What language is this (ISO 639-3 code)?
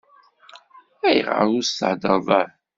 kab